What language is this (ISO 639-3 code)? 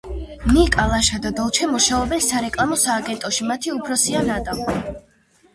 kat